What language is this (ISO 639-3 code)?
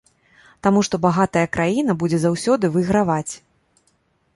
bel